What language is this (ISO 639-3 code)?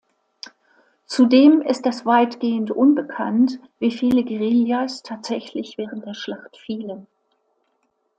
deu